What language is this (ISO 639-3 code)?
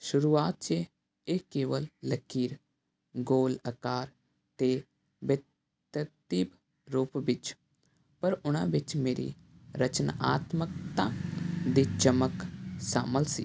pan